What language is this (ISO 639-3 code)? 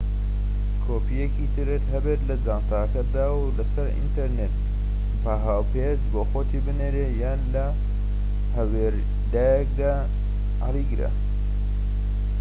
ckb